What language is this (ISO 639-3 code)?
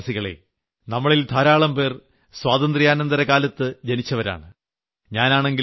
mal